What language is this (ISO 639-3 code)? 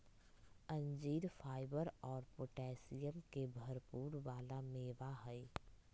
mag